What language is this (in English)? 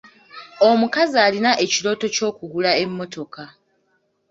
Ganda